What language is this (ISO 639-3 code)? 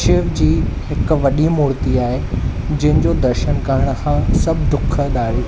snd